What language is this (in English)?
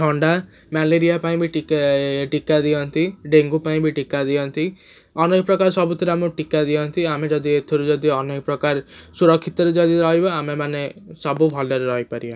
Odia